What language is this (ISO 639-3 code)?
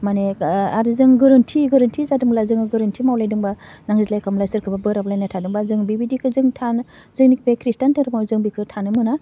brx